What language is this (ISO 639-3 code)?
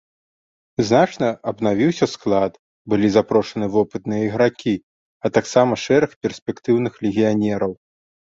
bel